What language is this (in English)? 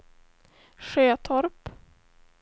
Swedish